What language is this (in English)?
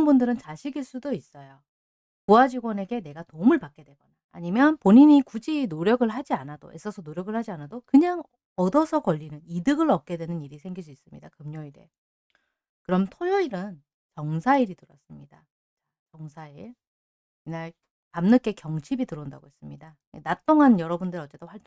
Korean